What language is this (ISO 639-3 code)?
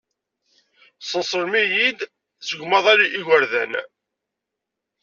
kab